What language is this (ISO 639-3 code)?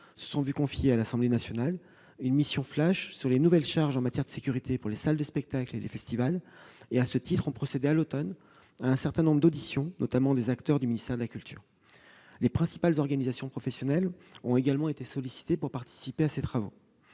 fra